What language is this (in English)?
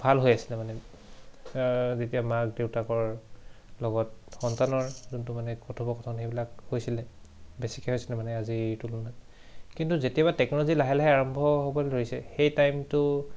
Assamese